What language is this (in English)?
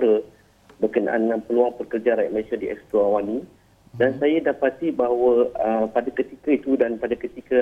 Malay